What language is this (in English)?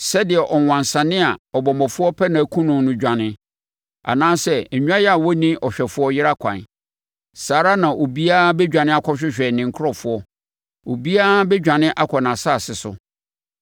Akan